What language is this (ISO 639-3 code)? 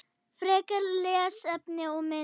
isl